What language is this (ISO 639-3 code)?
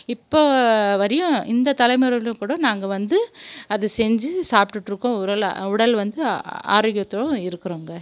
tam